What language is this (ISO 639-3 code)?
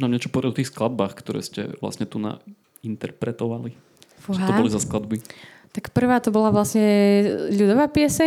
slk